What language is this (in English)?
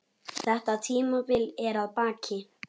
Icelandic